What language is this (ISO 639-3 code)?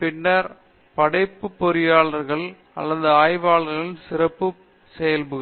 tam